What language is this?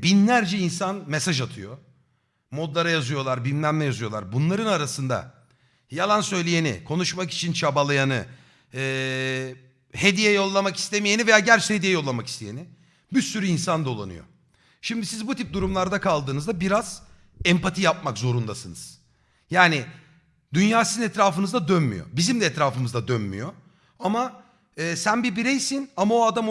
Turkish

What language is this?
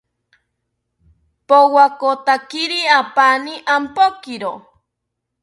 South Ucayali Ashéninka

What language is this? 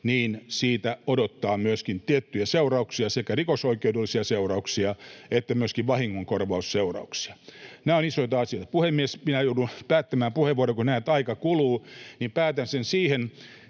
Finnish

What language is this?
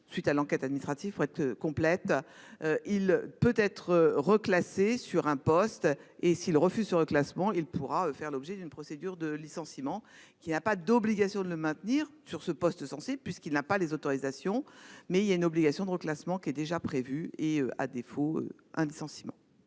French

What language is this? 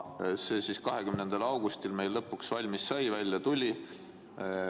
Estonian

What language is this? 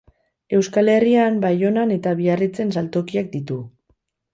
Basque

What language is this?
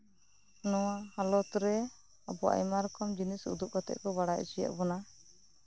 Santali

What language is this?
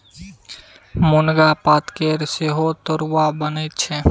Maithili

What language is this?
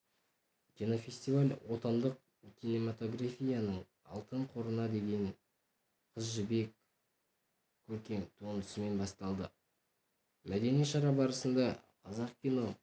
Kazakh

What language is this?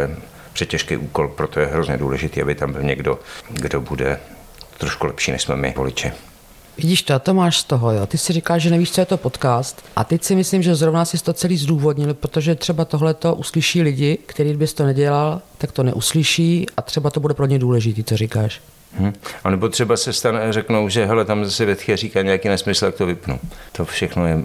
Czech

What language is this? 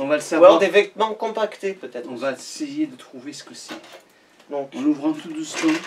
French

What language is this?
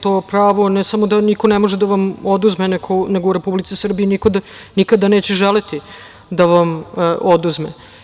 Serbian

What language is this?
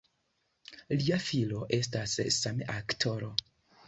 Esperanto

